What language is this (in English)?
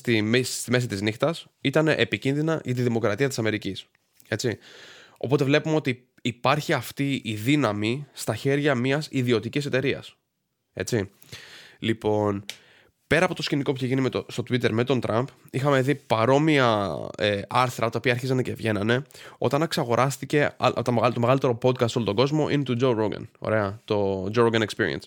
Greek